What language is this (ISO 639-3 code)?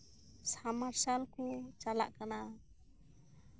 sat